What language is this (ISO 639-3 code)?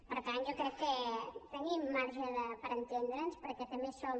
cat